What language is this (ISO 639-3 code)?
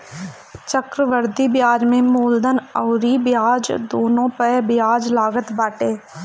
bho